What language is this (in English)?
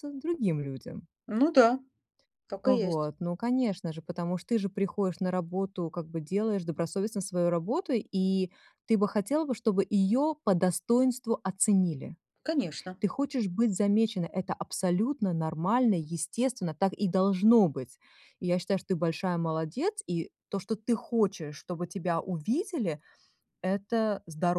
Russian